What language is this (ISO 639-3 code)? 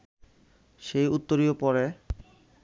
ben